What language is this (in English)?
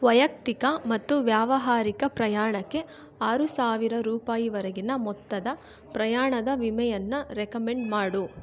Kannada